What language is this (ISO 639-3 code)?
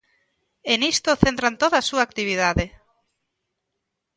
glg